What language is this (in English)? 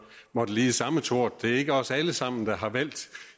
Danish